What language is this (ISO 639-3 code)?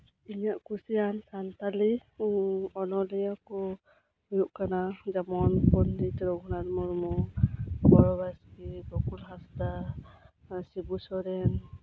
sat